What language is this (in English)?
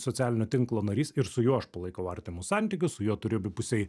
Lithuanian